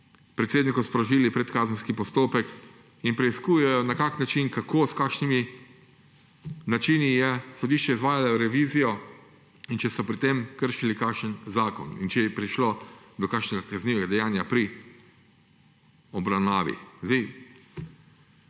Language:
Slovenian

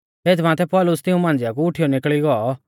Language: Mahasu Pahari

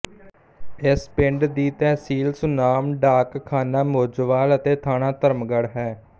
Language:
Punjabi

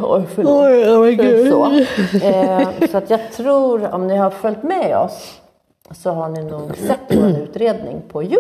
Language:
Swedish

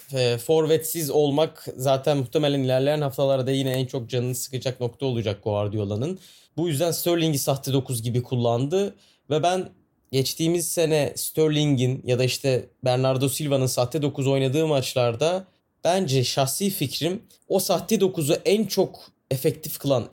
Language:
Turkish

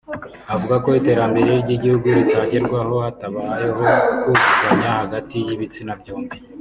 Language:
Kinyarwanda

